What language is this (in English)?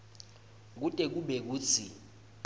Swati